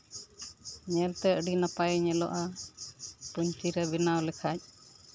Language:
Santali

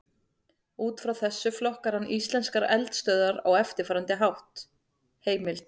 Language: Icelandic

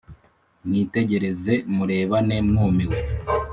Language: Kinyarwanda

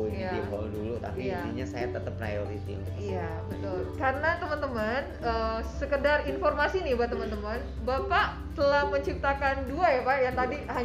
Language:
Indonesian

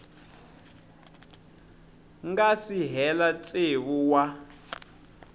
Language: Tsonga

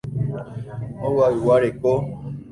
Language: Guarani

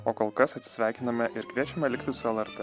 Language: Lithuanian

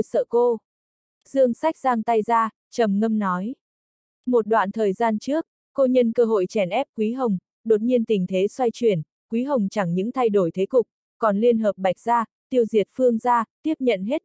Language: Vietnamese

